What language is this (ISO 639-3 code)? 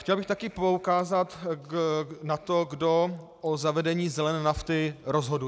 ces